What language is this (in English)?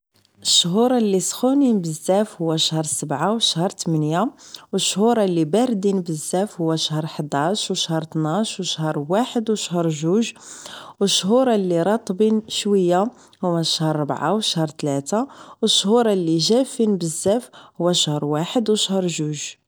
Moroccan Arabic